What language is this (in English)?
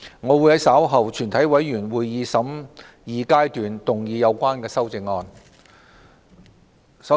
Cantonese